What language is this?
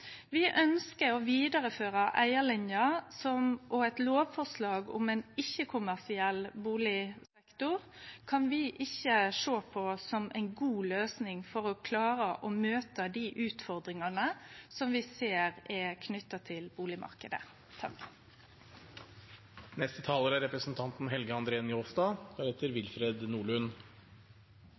Norwegian Nynorsk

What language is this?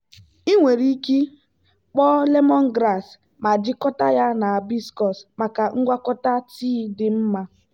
Igbo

